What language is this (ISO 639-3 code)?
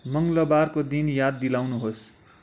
nep